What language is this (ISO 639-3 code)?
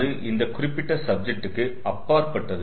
tam